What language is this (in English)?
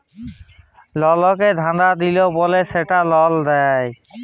Bangla